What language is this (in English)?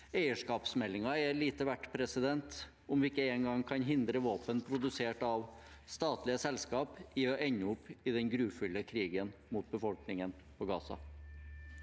Norwegian